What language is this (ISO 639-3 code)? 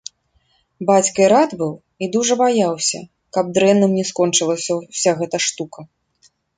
bel